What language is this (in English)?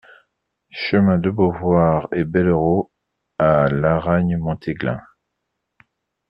French